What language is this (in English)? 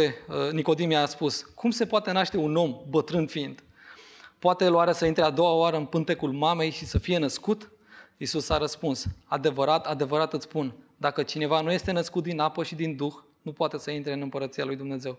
Romanian